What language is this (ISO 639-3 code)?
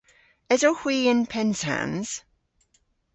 cor